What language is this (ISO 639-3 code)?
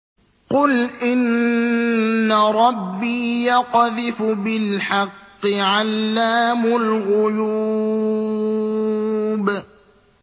ara